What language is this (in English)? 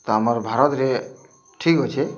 Odia